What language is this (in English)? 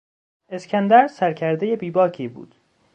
Persian